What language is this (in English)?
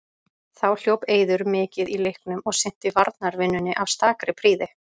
Icelandic